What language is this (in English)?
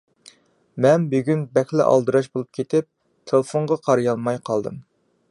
Uyghur